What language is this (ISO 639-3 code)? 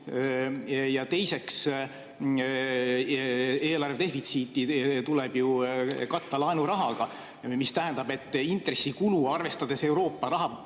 est